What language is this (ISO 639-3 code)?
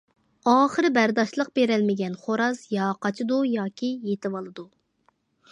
uig